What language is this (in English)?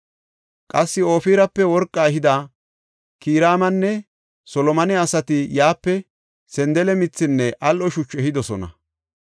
Gofa